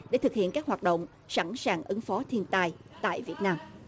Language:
Vietnamese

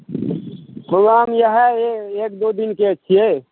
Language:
Maithili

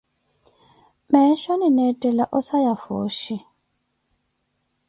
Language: Koti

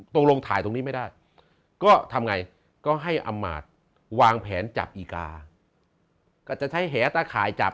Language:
Thai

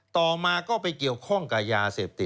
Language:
Thai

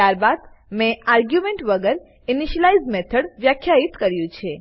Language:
Gujarati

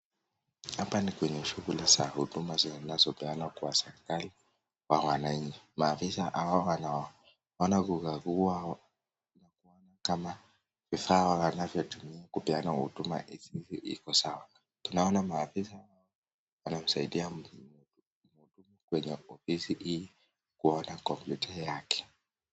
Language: Swahili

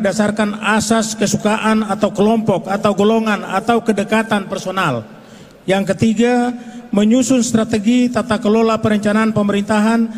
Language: Indonesian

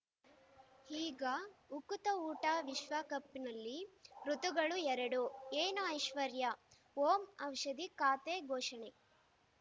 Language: Kannada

